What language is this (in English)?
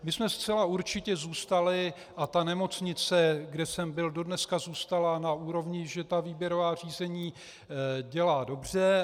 Czech